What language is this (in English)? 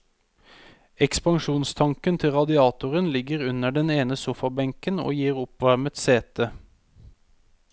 Norwegian